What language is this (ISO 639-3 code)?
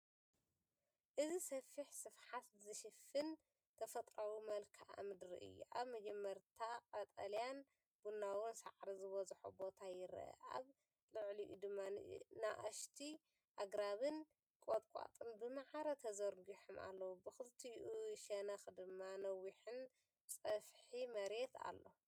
tir